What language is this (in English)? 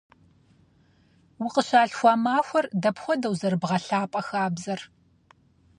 Kabardian